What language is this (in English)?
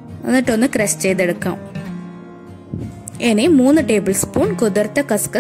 Hindi